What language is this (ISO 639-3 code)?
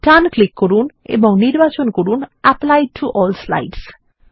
ben